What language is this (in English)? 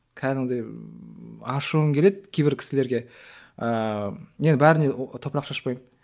Kazakh